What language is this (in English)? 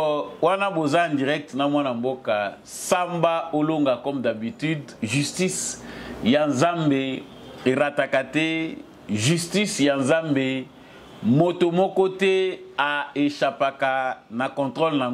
French